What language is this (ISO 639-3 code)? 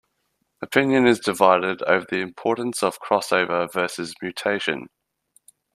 eng